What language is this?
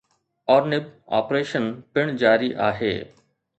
Sindhi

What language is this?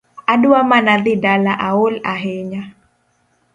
Luo (Kenya and Tanzania)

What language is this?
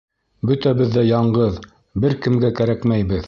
Bashkir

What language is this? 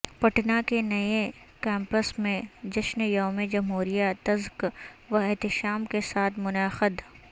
Urdu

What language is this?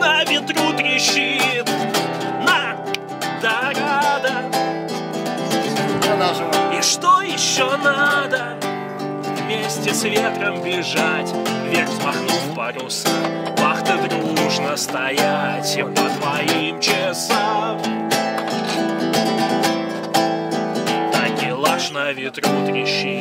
Russian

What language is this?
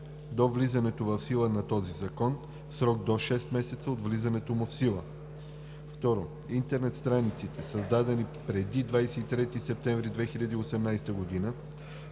Bulgarian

